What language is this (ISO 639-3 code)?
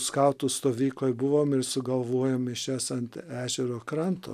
lit